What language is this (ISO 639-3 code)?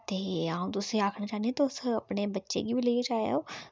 doi